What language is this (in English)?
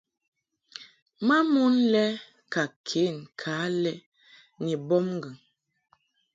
Mungaka